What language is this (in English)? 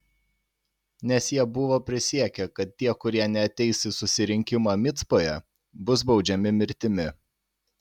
Lithuanian